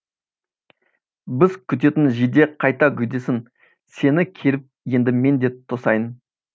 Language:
Kazakh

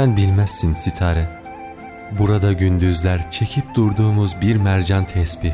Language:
Turkish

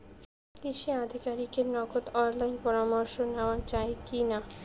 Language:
Bangla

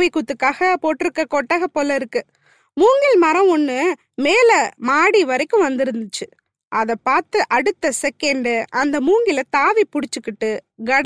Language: Tamil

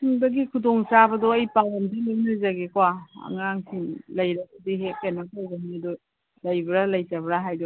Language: Manipuri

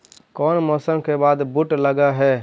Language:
Magahi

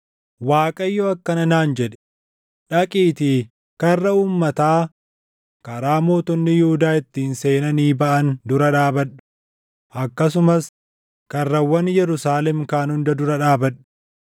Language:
Oromo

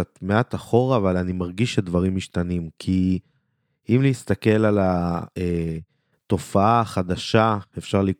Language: Hebrew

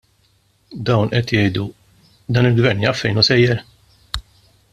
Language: Maltese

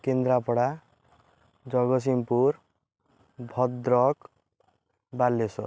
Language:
Odia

